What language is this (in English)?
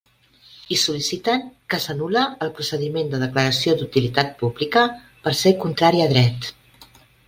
Catalan